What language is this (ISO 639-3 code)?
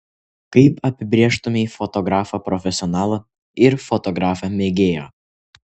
lit